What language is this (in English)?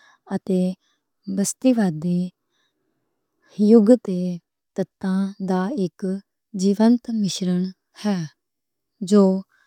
Western Panjabi